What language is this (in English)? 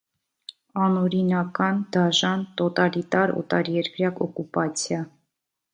Armenian